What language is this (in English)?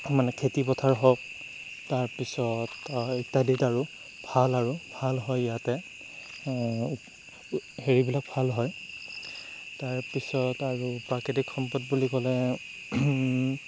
Assamese